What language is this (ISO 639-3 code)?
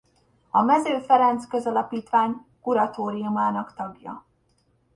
hun